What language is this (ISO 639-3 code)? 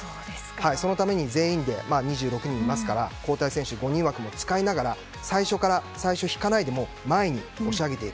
jpn